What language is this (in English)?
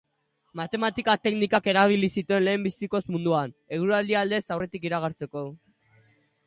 Basque